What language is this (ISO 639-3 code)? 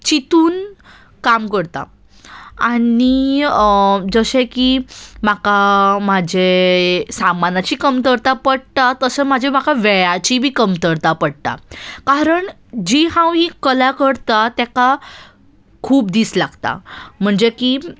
kok